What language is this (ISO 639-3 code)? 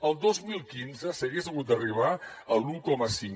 cat